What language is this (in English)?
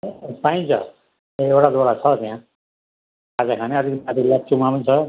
Nepali